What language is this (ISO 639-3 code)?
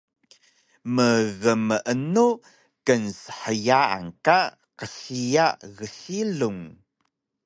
trv